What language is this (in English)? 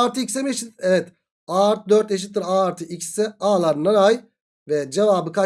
Turkish